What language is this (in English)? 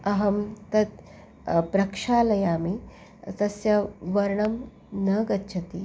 Sanskrit